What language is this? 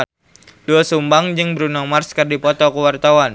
Sundanese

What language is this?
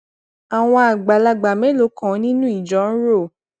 Yoruba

